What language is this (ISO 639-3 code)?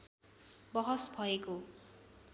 nep